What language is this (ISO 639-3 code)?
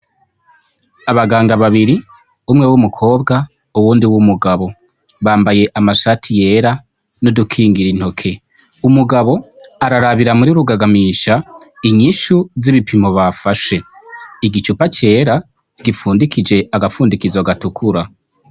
run